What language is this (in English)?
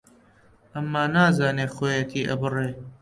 Central Kurdish